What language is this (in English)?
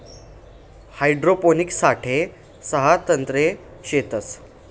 Marathi